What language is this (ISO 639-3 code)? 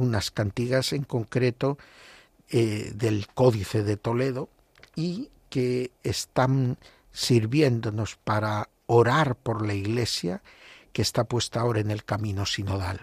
spa